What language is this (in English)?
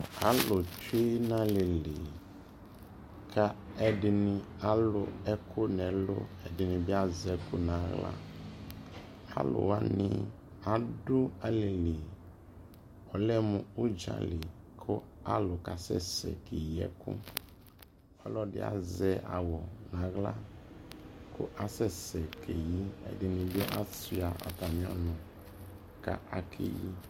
Ikposo